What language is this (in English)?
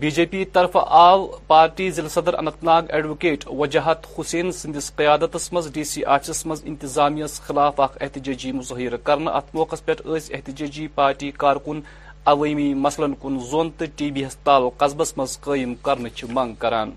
Urdu